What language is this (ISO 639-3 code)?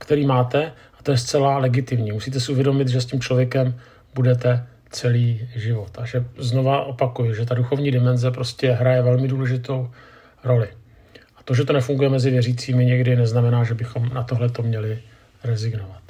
ces